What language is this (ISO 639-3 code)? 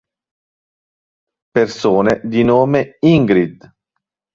ita